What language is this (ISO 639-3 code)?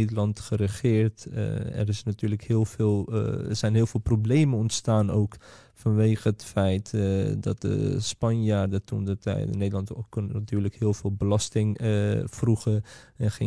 nld